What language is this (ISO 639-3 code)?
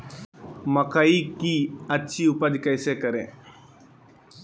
mag